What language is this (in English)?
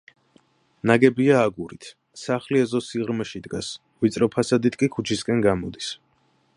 Georgian